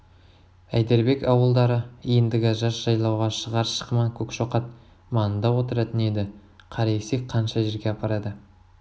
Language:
Kazakh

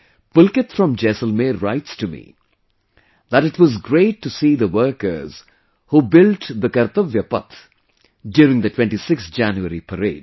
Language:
English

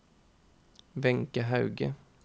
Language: Norwegian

